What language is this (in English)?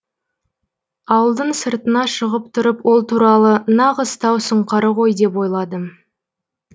Kazakh